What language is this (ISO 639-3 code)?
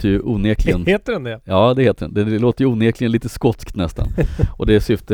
swe